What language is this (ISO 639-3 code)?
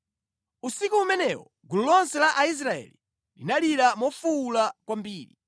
nya